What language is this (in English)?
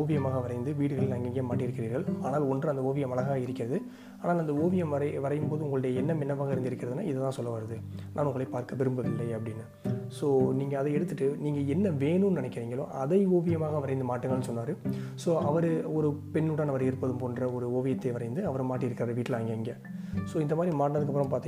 Tamil